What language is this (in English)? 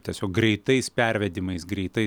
Lithuanian